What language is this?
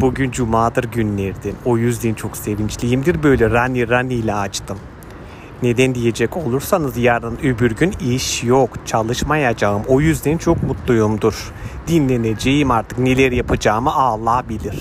Turkish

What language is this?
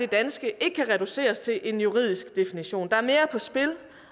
Danish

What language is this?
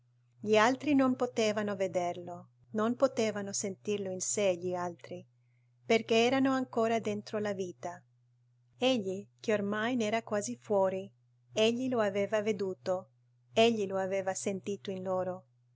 Italian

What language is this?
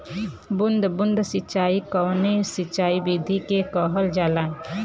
Bhojpuri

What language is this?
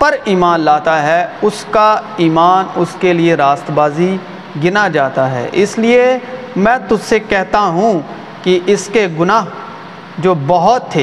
Urdu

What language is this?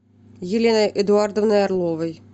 Russian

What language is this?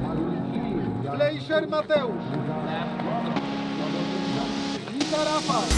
Polish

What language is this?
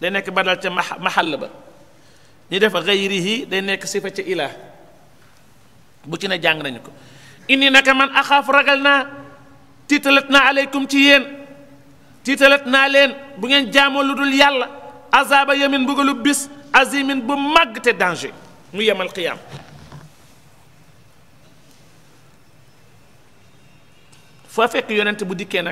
Arabic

